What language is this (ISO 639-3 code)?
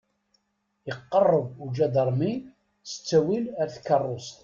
kab